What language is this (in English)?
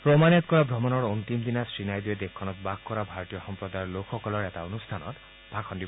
Assamese